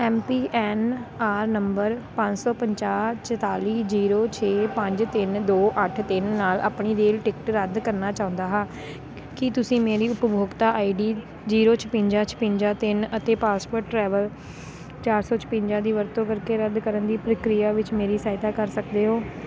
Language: Punjabi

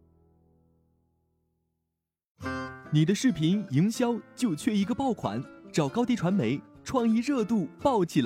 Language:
Chinese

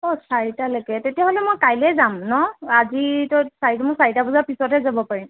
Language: Assamese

